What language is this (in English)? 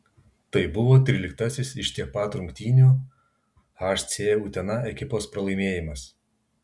Lithuanian